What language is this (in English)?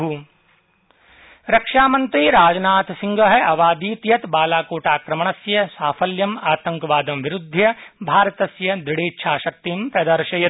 Sanskrit